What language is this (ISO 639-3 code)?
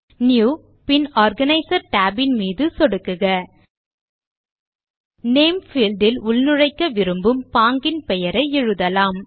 tam